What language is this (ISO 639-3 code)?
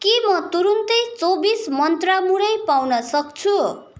nep